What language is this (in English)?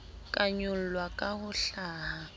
Southern Sotho